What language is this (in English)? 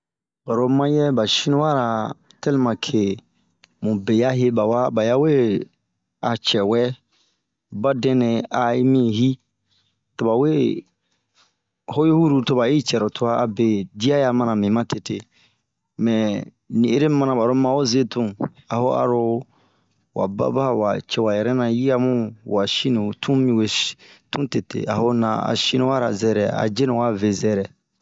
Bomu